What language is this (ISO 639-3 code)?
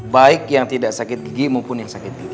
ind